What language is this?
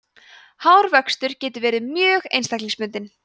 Icelandic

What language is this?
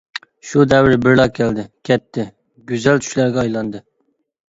Uyghur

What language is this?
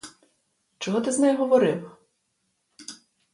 Ukrainian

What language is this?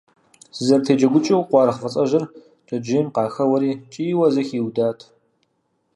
Kabardian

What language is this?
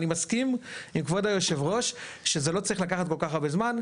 Hebrew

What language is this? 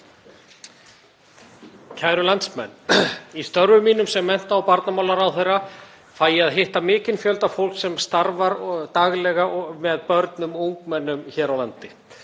Icelandic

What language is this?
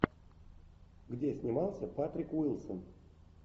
Russian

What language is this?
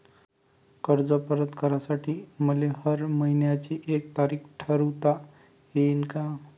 Marathi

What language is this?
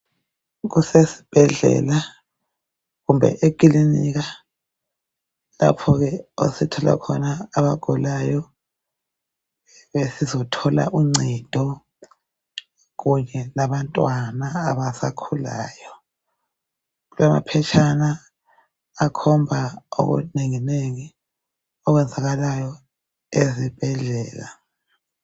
North Ndebele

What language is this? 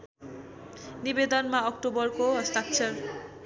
Nepali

